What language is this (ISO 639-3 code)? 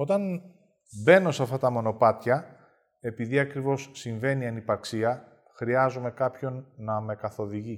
ell